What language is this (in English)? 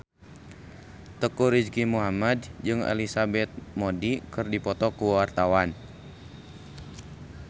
Sundanese